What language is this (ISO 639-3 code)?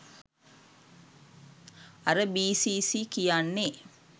sin